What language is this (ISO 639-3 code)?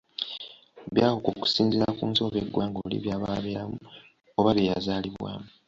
lug